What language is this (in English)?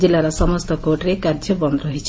Odia